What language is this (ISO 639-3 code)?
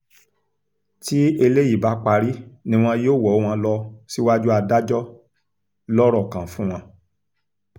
yor